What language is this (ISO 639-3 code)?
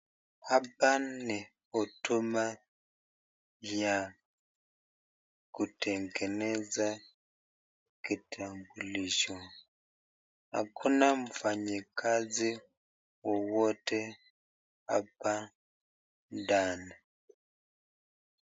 swa